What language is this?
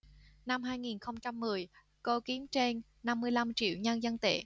Vietnamese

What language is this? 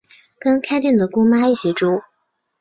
Chinese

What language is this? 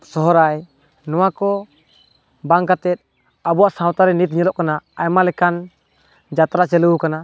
Santali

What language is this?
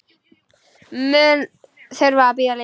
Icelandic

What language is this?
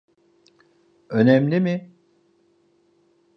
Turkish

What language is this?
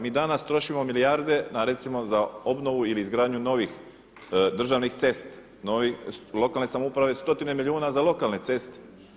Croatian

